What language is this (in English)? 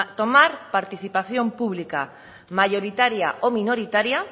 Spanish